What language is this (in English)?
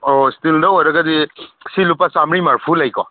Manipuri